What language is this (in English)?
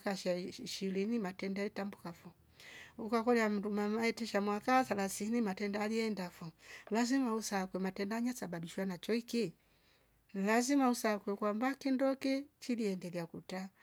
Rombo